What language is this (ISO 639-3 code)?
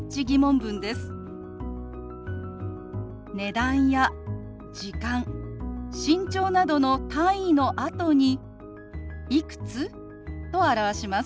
jpn